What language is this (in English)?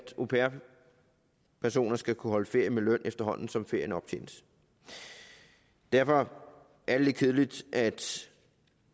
Danish